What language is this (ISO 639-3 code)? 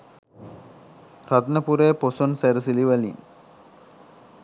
sin